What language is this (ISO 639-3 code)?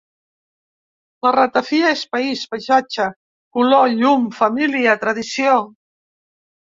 cat